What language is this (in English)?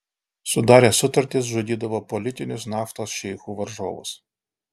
Lithuanian